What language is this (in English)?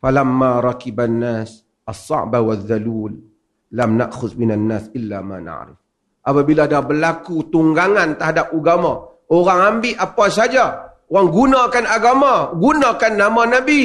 Malay